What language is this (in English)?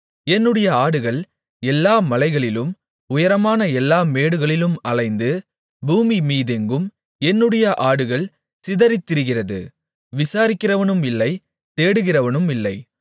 Tamil